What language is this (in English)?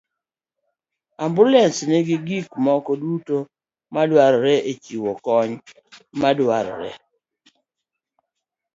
Luo (Kenya and Tanzania)